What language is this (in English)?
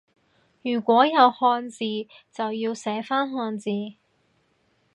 Cantonese